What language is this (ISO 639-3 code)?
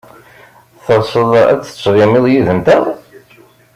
kab